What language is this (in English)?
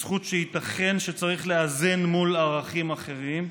Hebrew